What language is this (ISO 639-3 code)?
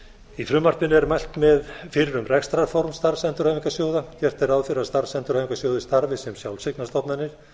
isl